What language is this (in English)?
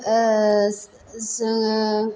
Bodo